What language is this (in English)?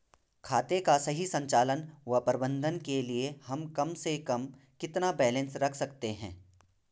Hindi